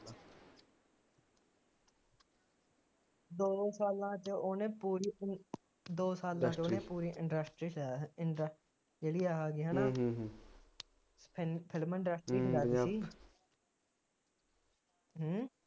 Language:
Punjabi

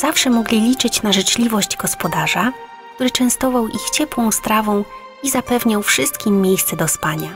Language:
Polish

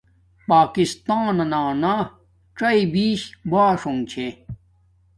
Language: Domaaki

